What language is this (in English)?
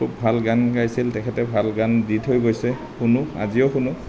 Assamese